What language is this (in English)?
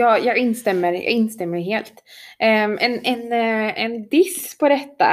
Swedish